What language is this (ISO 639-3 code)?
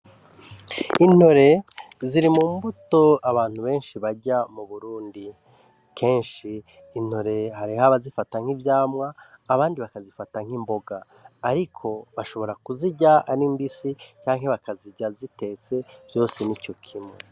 run